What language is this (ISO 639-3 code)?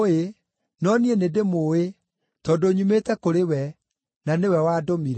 kik